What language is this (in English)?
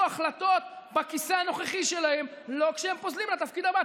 Hebrew